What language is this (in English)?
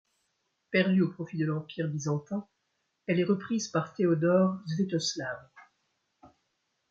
French